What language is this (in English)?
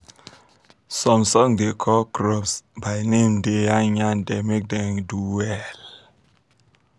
Nigerian Pidgin